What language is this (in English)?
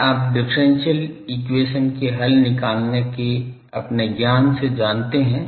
Hindi